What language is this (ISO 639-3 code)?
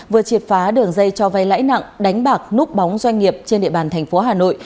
vie